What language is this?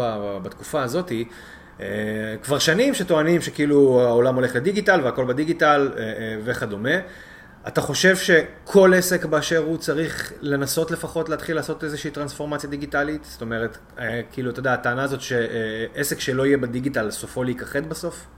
Hebrew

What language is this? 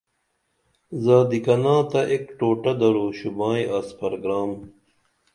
Dameli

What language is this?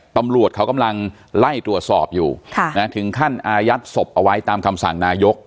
Thai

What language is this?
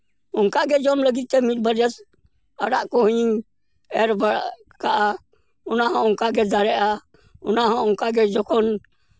Santali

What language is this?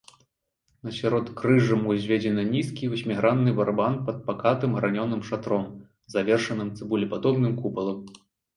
Belarusian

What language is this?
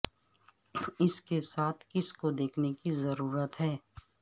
Urdu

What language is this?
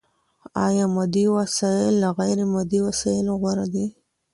Pashto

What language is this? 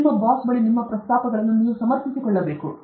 Kannada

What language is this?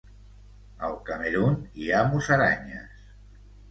Catalan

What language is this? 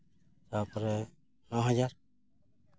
Santali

